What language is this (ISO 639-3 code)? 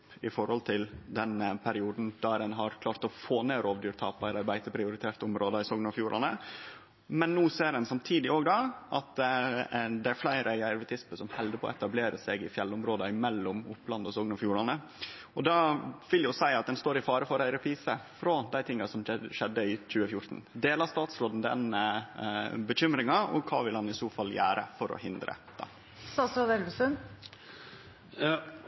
nno